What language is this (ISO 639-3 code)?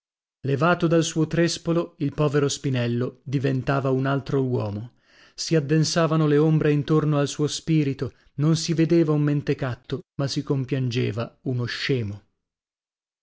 ita